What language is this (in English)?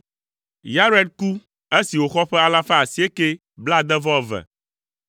Ewe